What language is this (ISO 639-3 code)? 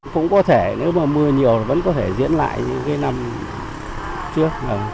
vie